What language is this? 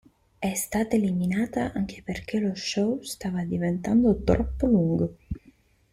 Italian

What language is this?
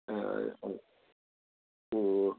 Manipuri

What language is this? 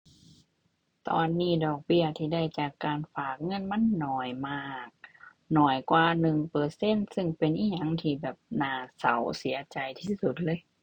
Thai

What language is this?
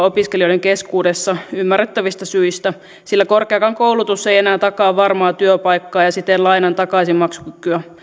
Finnish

